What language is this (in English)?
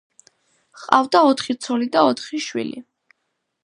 Georgian